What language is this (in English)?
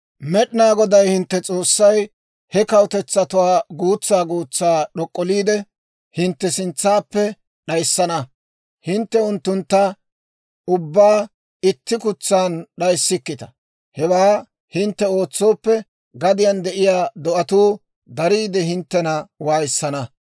Dawro